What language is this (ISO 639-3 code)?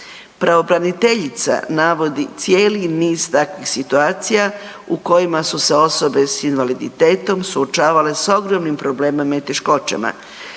hrv